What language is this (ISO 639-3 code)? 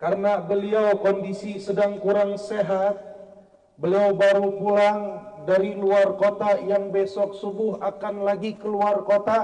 ind